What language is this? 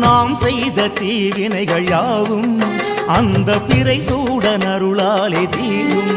Tamil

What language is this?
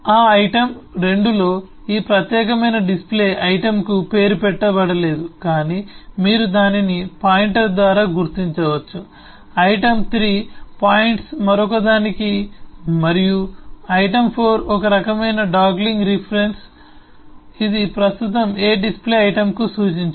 Telugu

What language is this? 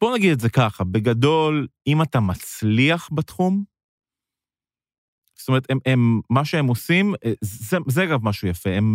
Hebrew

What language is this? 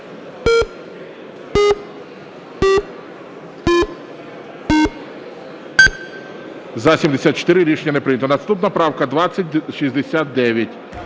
Ukrainian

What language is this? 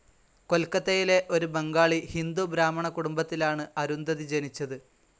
Malayalam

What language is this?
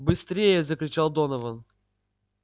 Russian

